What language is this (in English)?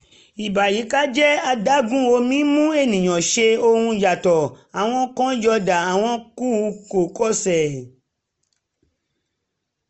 Yoruba